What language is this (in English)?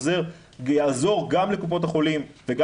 Hebrew